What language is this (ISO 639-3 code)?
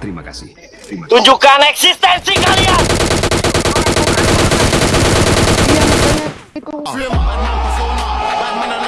ind